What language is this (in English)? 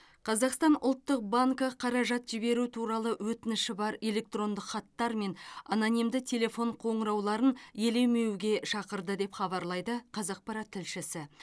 Kazakh